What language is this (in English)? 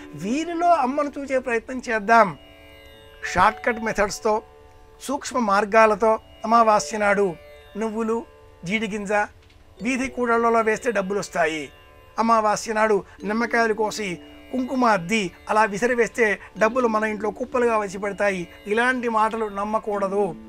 Telugu